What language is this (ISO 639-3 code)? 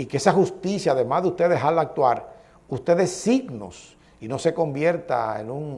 spa